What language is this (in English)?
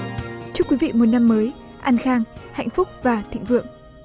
Vietnamese